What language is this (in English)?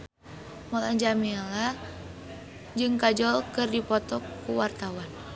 Sundanese